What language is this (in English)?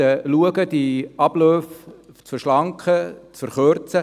Swiss German